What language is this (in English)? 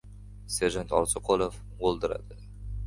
Uzbek